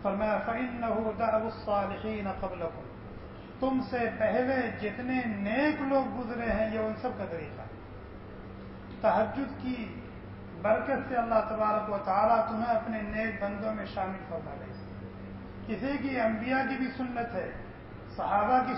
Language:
Arabic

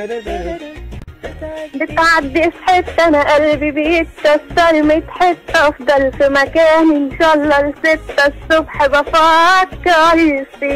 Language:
Arabic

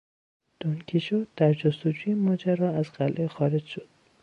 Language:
Persian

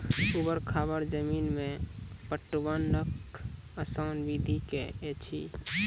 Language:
Maithili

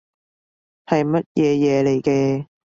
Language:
Cantonese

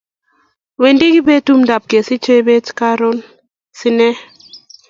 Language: Kalenjin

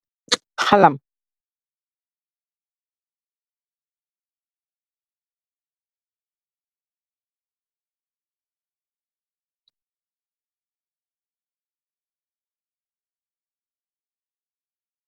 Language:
Wolof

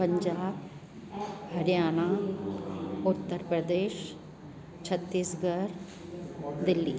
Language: Sindhi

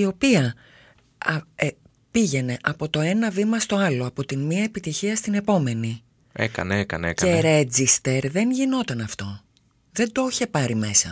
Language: Greek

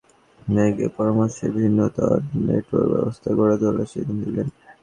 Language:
Bangla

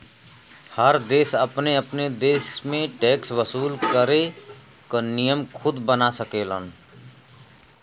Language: Bhojpuri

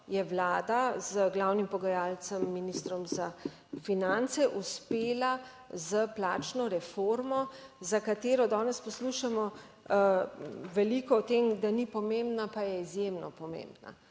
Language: Slovenian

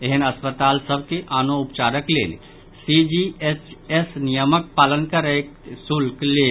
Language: Maithili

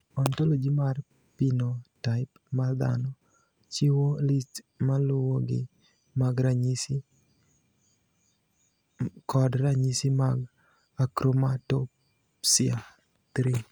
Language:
Luo (Kenya and Tanzania)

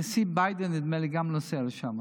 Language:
Hebrew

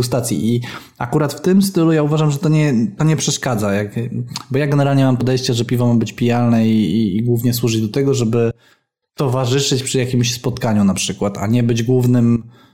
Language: Polish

